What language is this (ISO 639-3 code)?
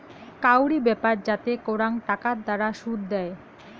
ben